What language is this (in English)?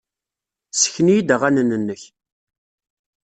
Kabyle